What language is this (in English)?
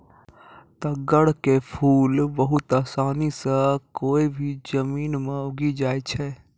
Maithili